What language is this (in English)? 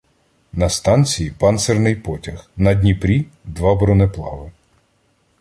Ukrainian